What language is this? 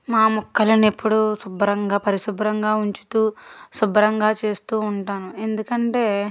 Telugu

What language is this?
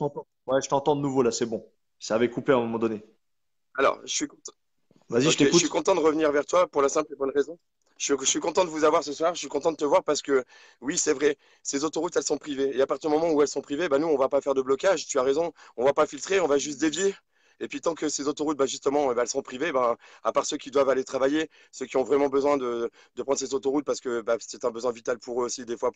French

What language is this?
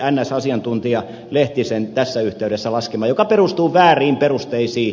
Finnish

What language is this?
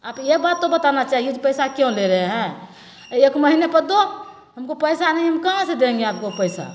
Maithili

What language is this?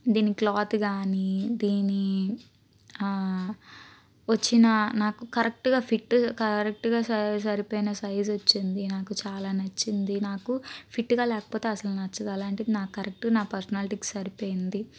Telugu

